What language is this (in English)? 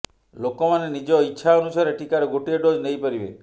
Odia